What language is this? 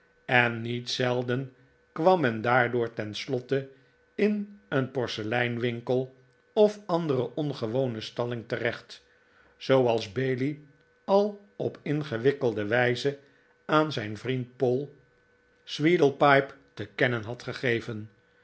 Dutch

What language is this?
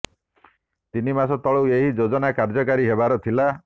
Odia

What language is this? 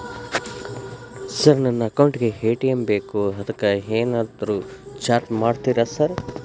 Kannada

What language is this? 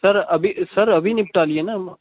Urdu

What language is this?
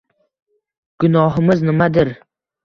Uzbek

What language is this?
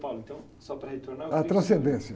Portuguese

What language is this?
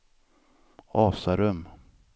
Swedish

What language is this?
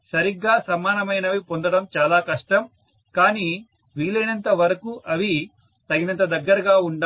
Telugu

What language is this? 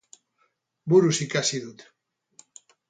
Basque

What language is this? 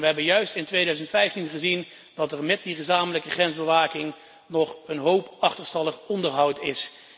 Dutch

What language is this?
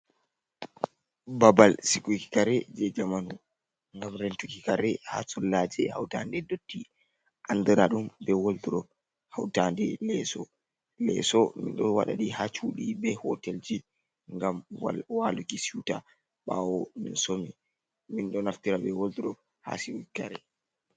Fula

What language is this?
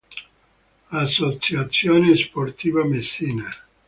Italian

